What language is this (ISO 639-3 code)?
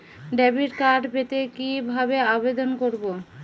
ben